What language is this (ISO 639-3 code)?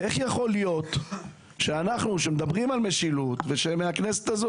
heb